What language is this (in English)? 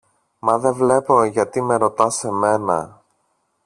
Greek